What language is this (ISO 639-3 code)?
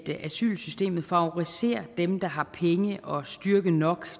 dan